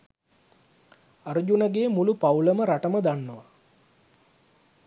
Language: Sinhala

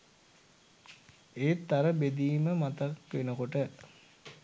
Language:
Sinhala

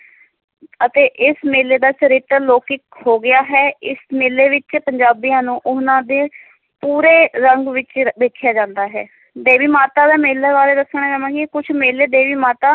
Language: Punjabi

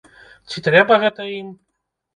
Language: Belarusian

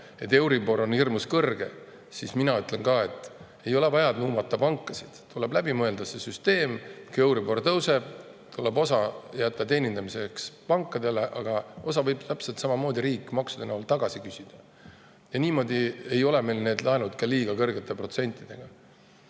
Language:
Estonian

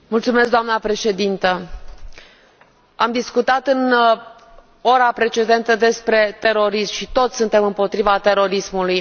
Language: Romanian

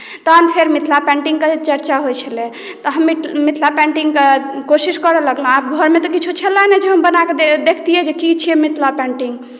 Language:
Maithili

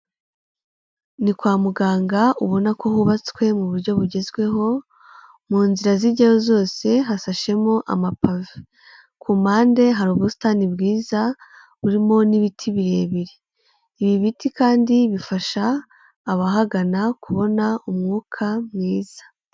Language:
Kinyarwanda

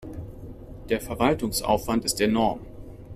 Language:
German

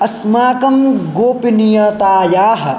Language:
Sanskrit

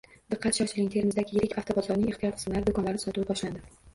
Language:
Uzbek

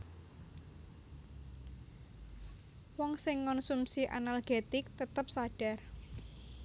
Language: Javanese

